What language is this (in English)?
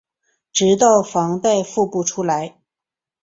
Chinese